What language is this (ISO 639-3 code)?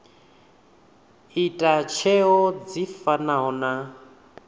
ven